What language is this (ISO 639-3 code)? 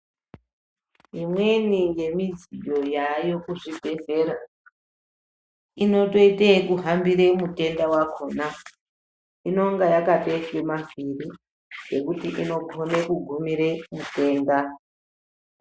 ndc